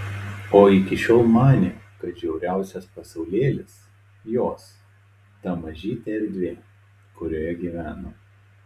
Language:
Lithuanian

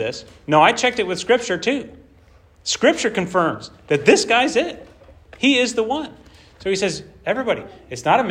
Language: English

